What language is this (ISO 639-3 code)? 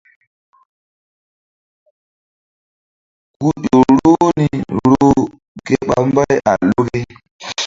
mdd